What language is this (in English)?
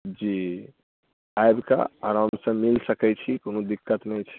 Maithili